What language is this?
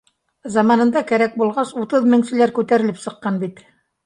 Bashkir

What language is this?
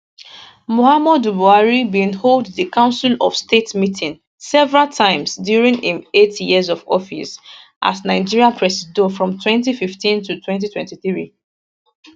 Nigerian Pidgin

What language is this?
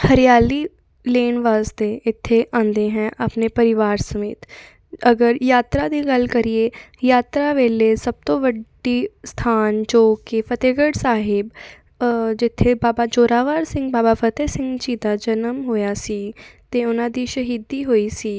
Punjabi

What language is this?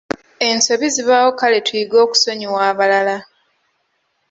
Ganda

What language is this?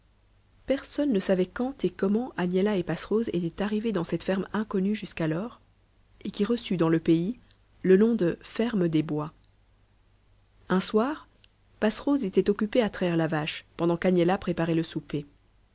French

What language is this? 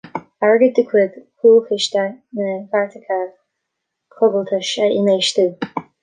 Irish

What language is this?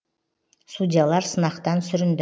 Kazakh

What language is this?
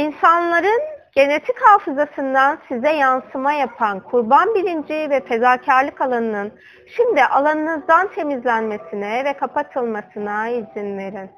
Turkish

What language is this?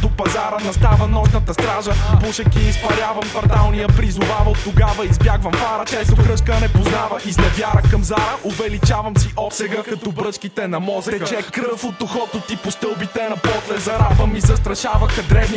Bulgarian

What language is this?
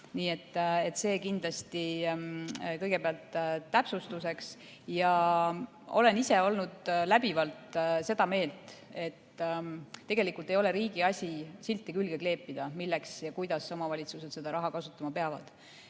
Estonian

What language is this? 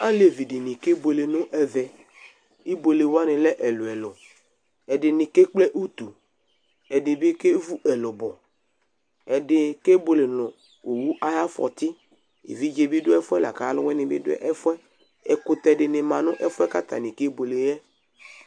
Ikposo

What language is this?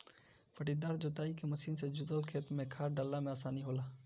Bhojpuri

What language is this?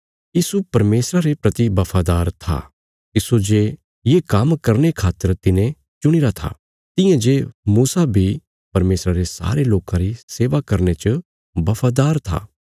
Bilaspuri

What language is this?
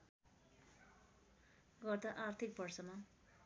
Nepali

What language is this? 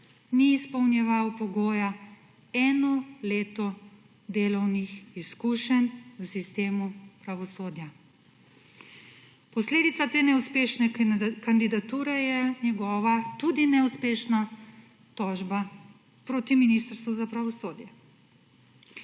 Slovenian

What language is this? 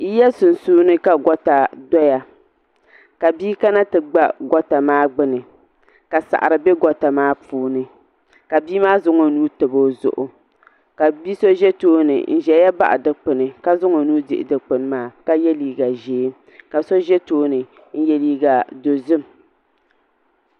Dagbani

